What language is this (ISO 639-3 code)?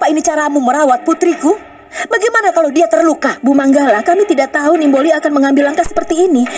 ind